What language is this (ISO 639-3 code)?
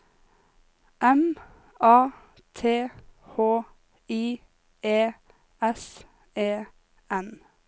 nor